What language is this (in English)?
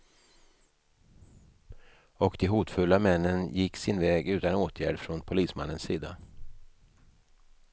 Swedish